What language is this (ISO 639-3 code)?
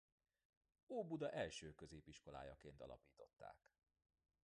hun